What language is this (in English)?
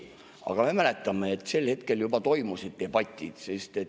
Estonian